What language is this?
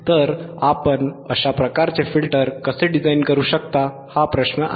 Marathi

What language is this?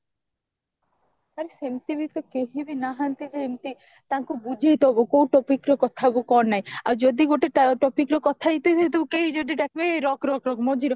Odia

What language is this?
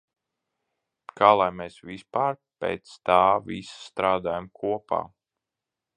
Latvian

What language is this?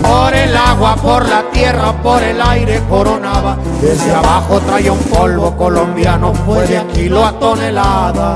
Spanish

